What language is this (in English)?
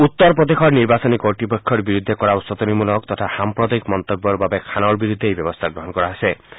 Assamese